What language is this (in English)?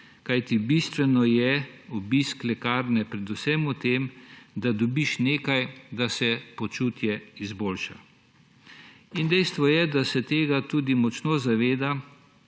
Slovenian